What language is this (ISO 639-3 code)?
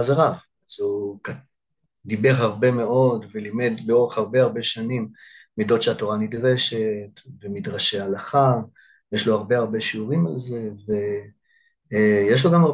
heb